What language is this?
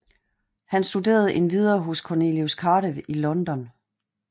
Danish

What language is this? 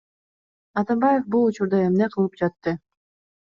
Kyrgyz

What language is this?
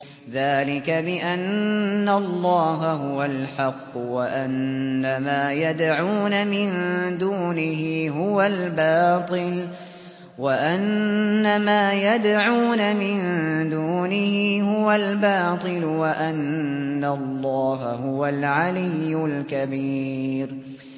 Arabic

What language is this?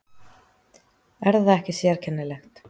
Icelandic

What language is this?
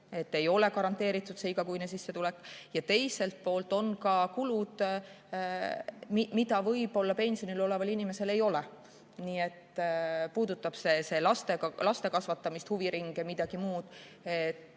Estonian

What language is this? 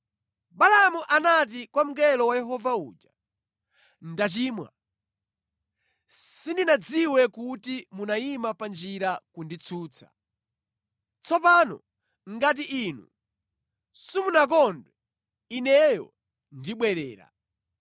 Nyanja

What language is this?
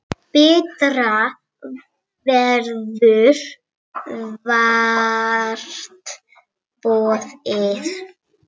Icelandic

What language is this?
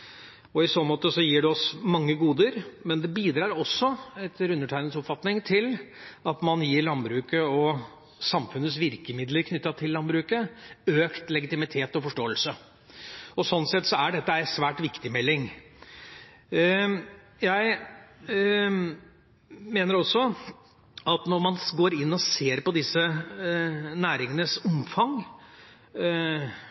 Norwegian Bokmål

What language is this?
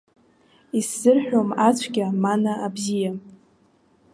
Abkhazian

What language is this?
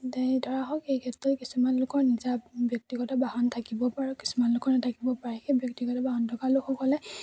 Assamese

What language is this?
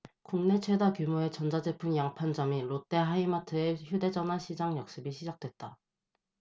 Korean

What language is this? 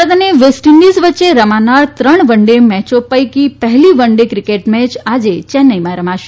Gujarati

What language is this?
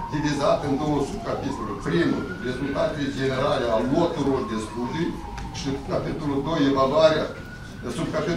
Romanian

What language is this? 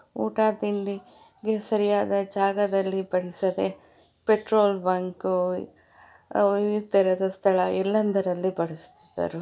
Kannada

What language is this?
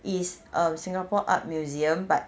English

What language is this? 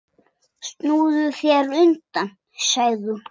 Icelandic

